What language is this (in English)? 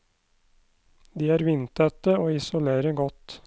Norwegian